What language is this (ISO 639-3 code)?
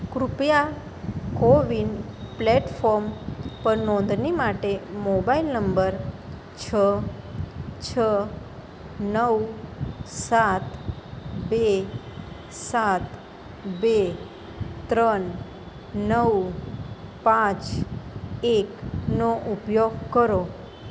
guj